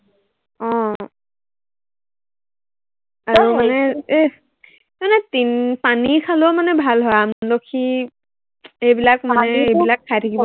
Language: Assamese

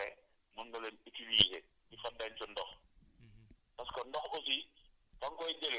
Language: Wolof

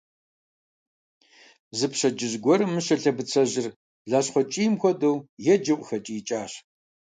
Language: Kabardian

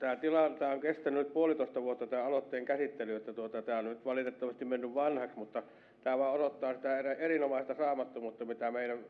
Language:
Finnish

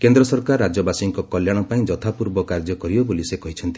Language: Odia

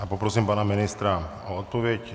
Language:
Czech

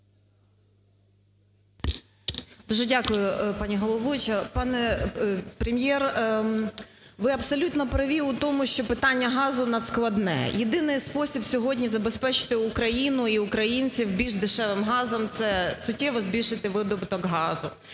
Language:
Ukrainian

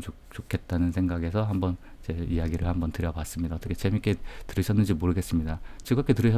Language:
Korean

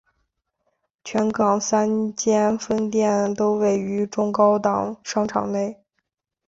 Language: Chinese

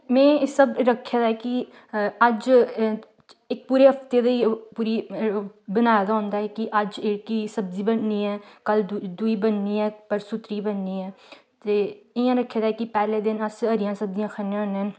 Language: Dogri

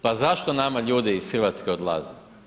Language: Croatian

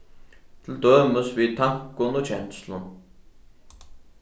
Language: Faroese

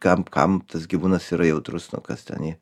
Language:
Lithuanian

